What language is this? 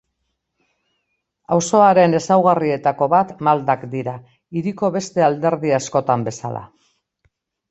Basque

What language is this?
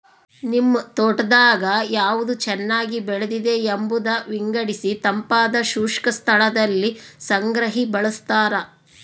Kannada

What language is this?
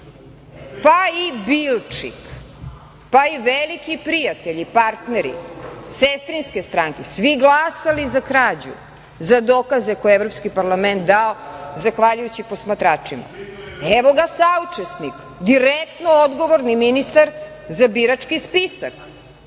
Serbian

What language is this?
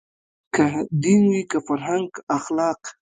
Pashto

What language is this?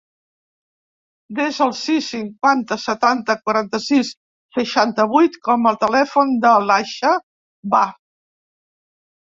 Catalan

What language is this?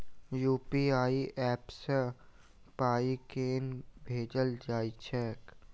Maithili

